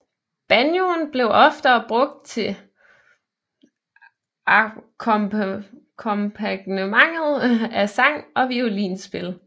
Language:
Danish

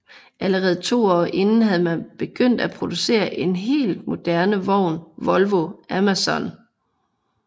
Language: Danish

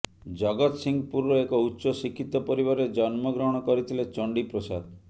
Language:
Odia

